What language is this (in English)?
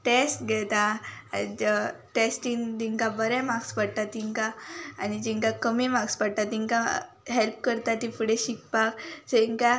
Konkani